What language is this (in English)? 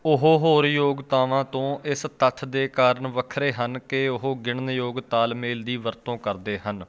Punjabi